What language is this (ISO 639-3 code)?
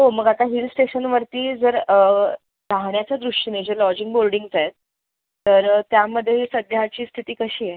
mar